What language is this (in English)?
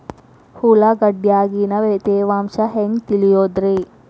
Kannada